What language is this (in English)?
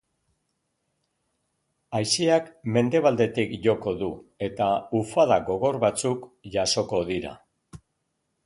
Basque